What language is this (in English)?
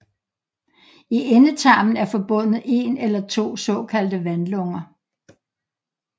Danish